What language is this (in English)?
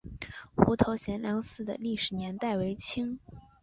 Chinese